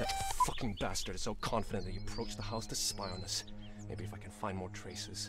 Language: German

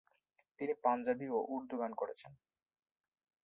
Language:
Bangla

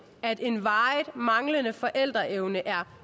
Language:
Danish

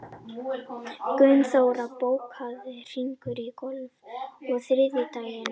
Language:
Icelandic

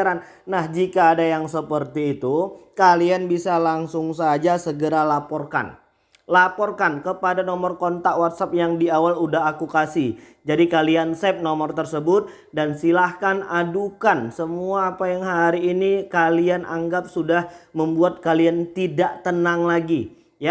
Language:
Indonesian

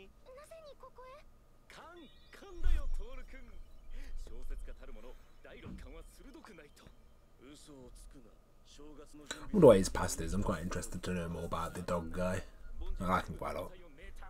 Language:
English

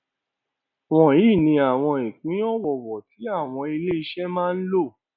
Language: Yoruba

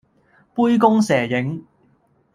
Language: Cantonese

